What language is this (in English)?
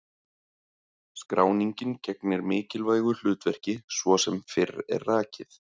Icelandic